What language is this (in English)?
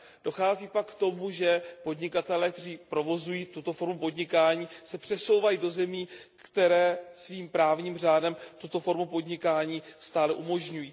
Czech